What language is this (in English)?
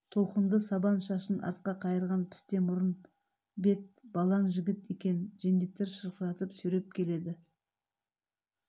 Kazakh